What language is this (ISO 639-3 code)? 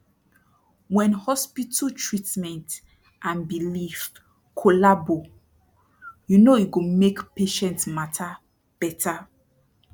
pcm